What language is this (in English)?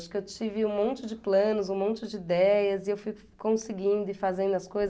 Portuguese